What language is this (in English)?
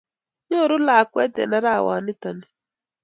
Kalenjin